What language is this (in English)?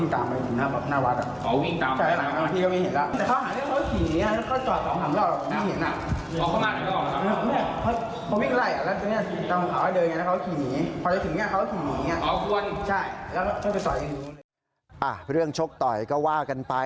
Thai